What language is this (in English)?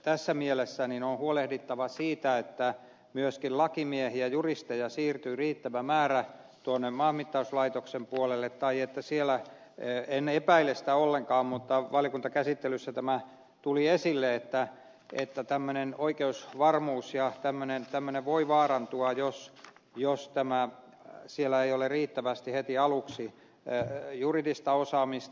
Finnish